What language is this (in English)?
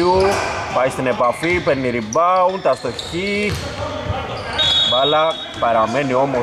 Greek